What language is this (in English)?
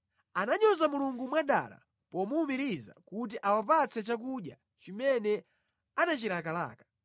Nyanja